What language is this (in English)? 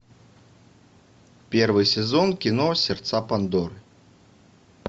Russian